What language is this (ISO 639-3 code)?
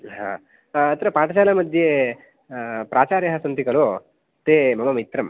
san